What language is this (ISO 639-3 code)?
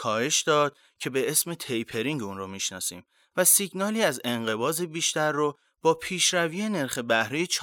fas